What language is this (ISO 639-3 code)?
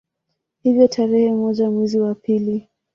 swa